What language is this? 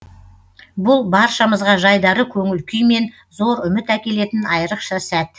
Kazakh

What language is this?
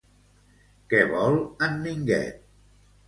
Catalan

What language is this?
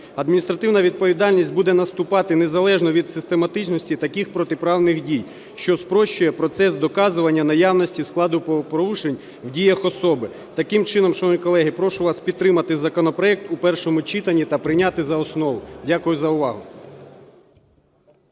Ukrainian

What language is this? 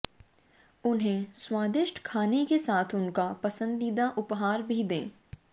Hindi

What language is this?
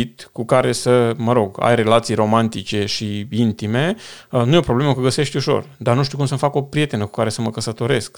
Romanian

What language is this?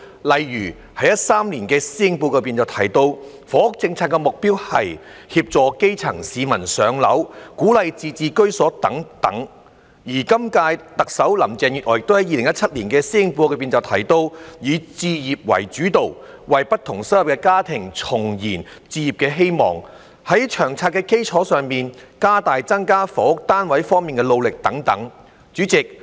Cantonese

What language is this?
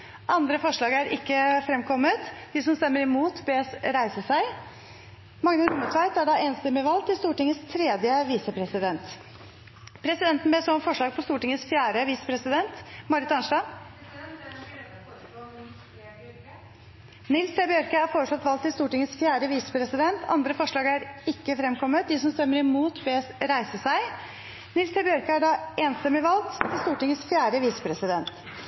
Norwegian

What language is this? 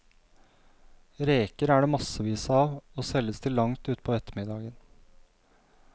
Norwegian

